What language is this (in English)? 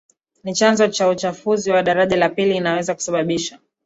Swahili